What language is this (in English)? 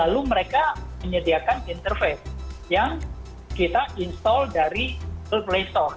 Indonesian